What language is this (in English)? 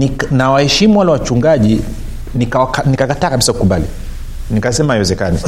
Swahili